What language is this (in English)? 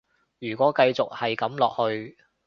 Cantonese